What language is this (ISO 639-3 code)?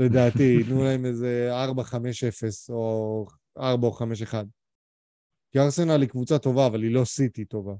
heb